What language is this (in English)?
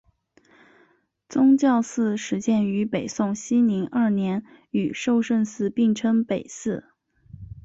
Chinese